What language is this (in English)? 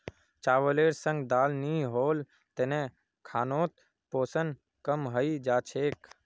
Magahi